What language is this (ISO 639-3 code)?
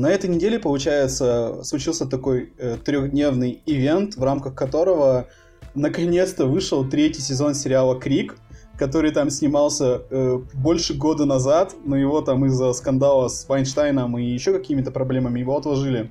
rus